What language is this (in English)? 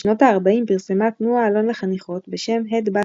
Hebrew